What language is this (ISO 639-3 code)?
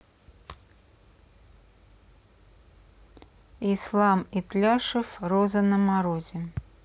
rus